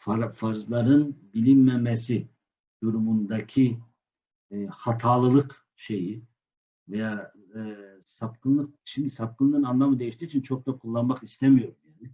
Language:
Turkish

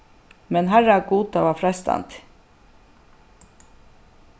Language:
Faroese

